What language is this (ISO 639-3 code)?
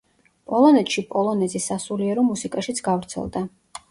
kat